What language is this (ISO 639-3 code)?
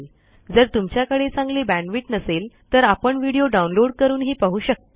mar